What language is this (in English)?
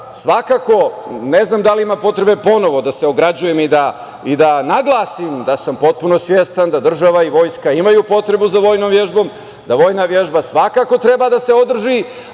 Serbian